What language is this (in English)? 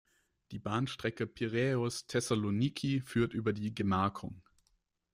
German